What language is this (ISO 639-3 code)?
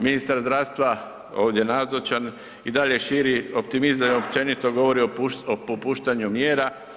hrv